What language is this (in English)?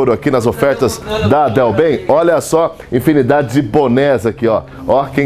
Portuguese